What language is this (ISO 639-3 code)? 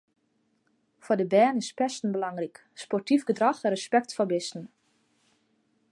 fry